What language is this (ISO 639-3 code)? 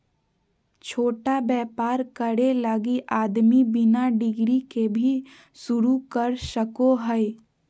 mag